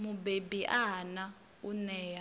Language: Venda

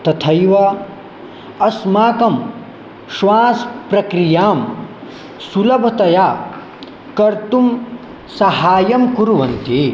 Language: Sanskrit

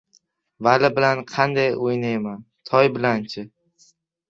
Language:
Uzbek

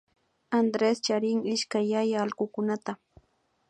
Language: Imbabura Highland Quichua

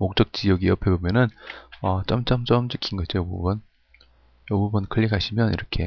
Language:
Korean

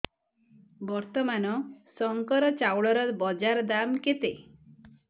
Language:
Odia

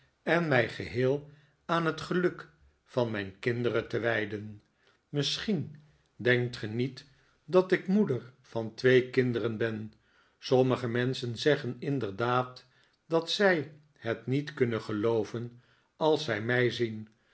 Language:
Dutch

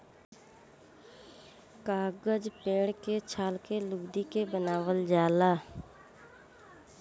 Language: Bhojpuri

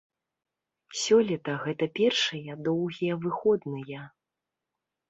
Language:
Belarusian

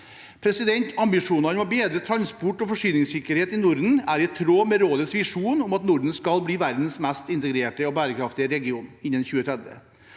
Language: Norwegian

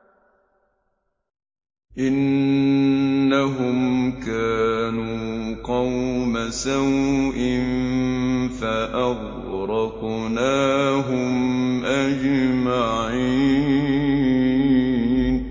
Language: Arabic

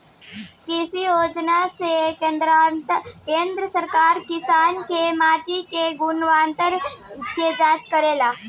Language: Bhojpuri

